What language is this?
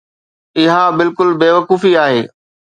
Sindhi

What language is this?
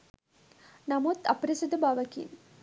Sinhala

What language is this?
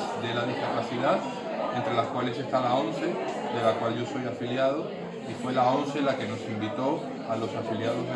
Spanish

